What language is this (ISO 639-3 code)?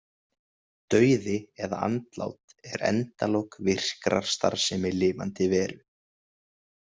isl